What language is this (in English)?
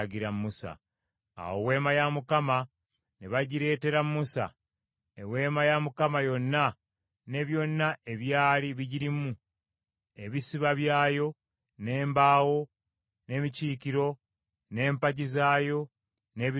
Ganda